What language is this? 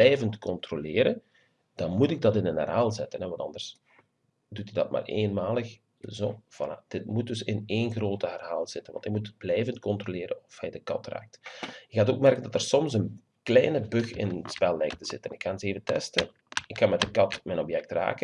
Dutch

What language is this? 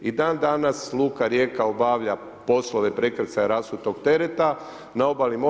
Croatian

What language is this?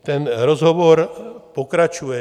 Czech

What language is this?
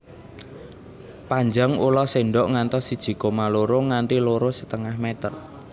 Javanese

